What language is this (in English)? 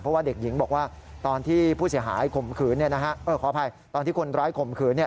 Thai